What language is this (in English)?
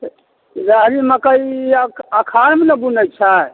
Maithili